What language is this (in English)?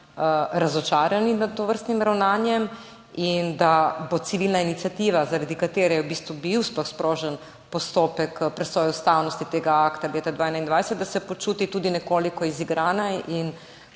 Slovenian